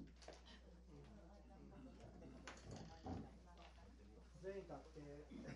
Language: Japanese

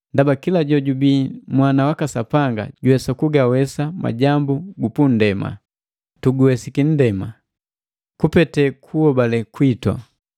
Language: Matengo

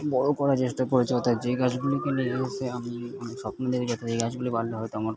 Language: Bangla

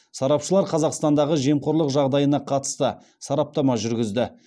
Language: Kazakh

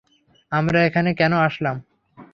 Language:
Bangla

